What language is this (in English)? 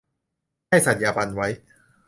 Thai